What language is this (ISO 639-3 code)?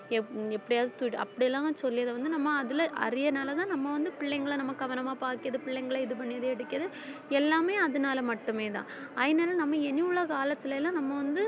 tam